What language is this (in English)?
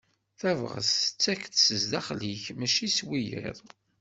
Kabyle